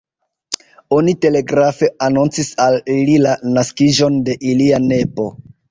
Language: Esperanto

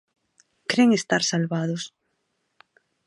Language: Galician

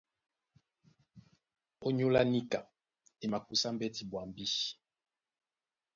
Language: Duala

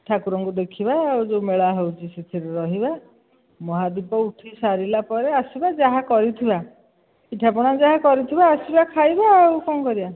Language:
Odia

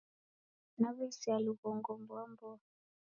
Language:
Taita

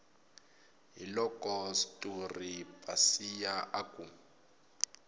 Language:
Tsonga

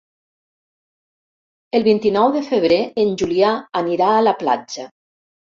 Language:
Catalan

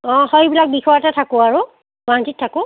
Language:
Assamese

